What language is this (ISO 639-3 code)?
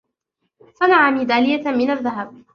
ara